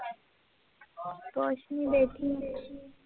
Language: Punjabi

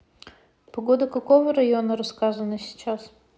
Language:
Russian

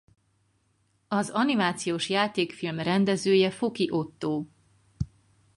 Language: Hungarian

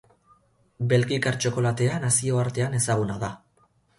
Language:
Basque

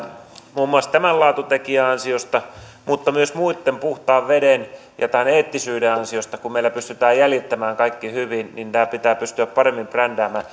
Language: Finnish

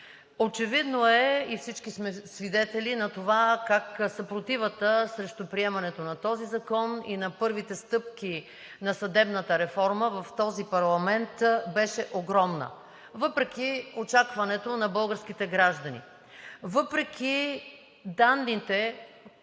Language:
Bulgarian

